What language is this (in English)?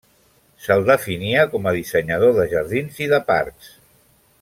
Catalan